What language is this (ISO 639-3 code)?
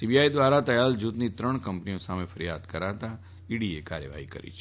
guj